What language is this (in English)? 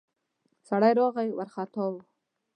Pashto